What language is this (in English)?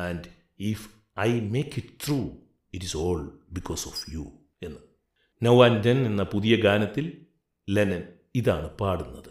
Malayalam